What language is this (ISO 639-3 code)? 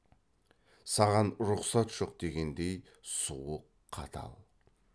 kaz